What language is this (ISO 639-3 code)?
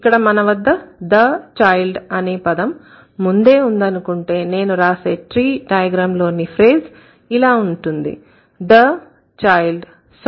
tel